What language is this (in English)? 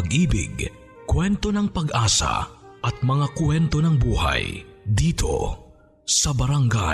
Filipino